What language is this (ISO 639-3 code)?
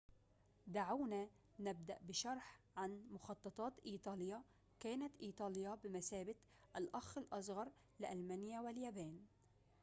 ara